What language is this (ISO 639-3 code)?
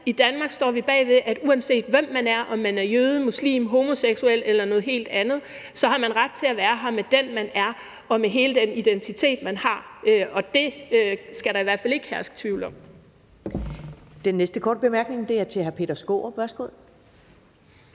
dan